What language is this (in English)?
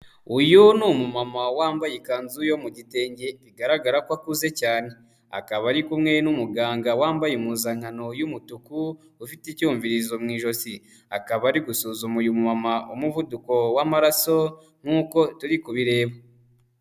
Kinyarwanda